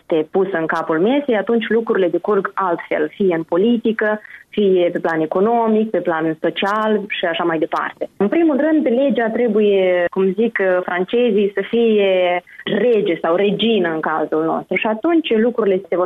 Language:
Romanian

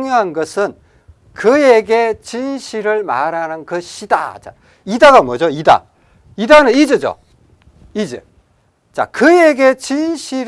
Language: Korean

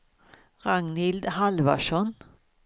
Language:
Swedish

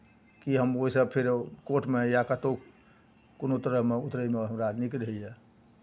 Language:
Maithili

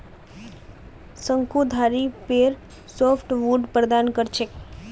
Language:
Magahi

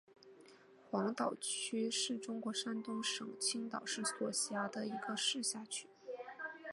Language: Chinese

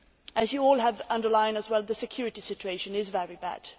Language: English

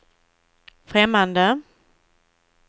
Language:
Swedish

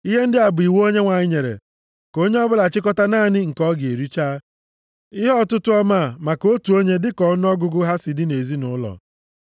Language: Igbo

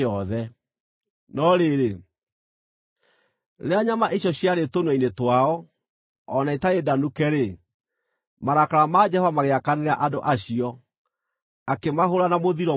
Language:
Kikuyu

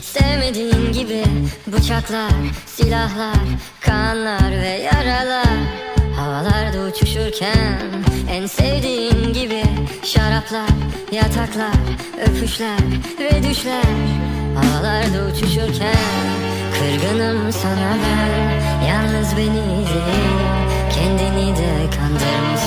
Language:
Turkish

